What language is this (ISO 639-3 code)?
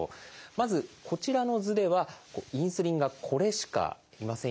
jpn